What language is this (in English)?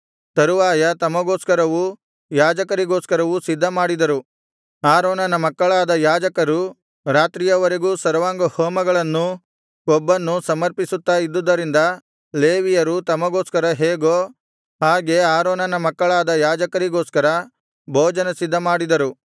Kannada